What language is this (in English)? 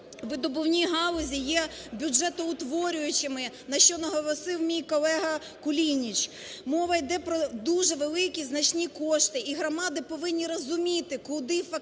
Ukrainian